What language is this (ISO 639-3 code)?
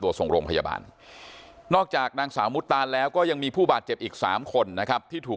tha